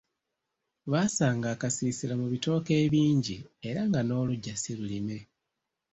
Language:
Ganda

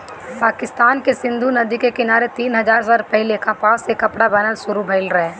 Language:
Bhojpuri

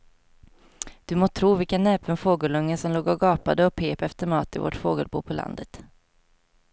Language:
Swedish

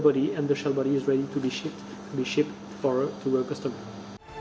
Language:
Indonesian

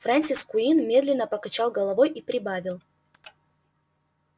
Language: Russian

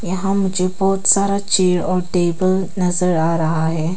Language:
Hindi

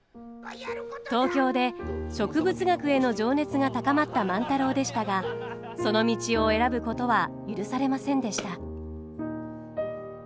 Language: Japanese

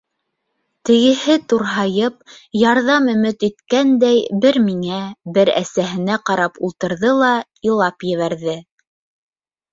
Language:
Bashkir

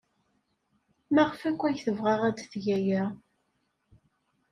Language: Kabyle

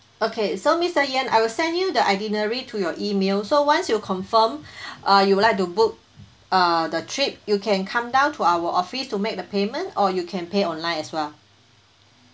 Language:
English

